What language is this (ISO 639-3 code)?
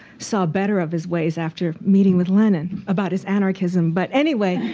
eng